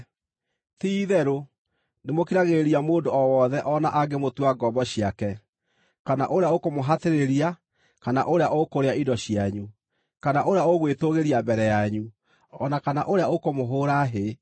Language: Kikuyu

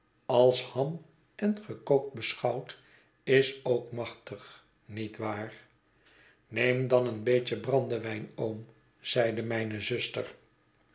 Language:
Dutch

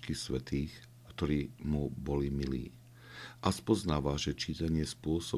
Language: Slovak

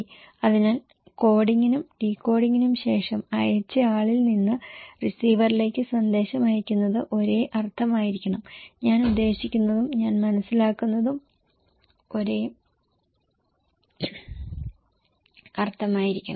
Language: Malayalam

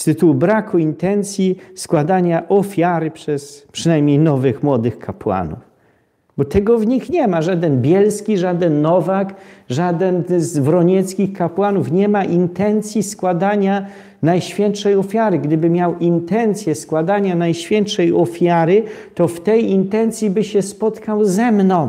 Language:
Polish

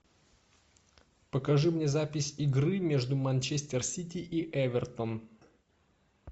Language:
Russian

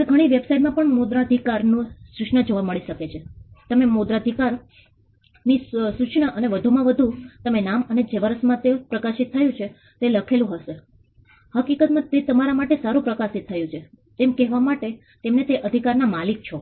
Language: Gujarati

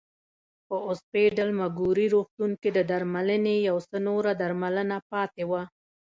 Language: Pashto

